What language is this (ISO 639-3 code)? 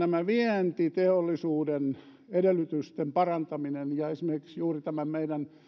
fin